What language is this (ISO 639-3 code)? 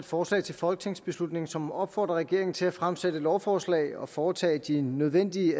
dan